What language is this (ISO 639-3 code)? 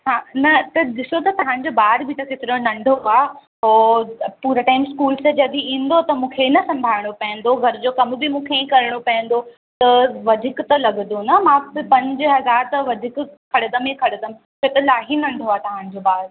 snd